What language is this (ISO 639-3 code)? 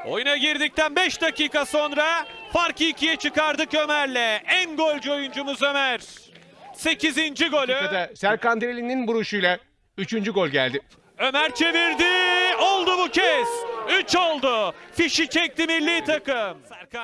tur